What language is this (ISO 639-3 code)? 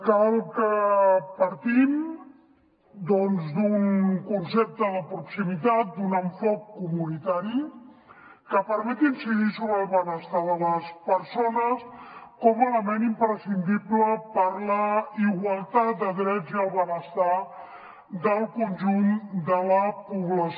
cat